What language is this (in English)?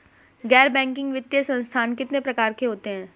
Hindi